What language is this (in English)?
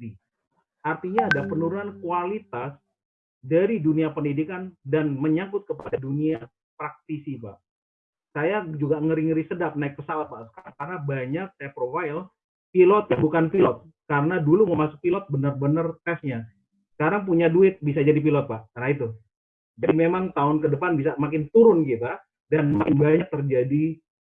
Indonesian